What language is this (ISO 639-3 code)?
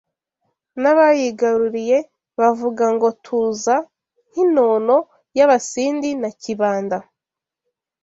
kin